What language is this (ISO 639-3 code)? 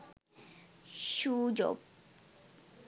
sin